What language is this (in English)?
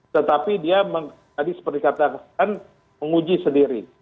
Indonesian